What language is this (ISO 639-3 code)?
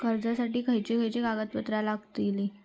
mar